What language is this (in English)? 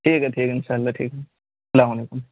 Urdu